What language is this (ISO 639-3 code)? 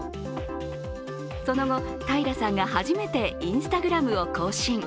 jpn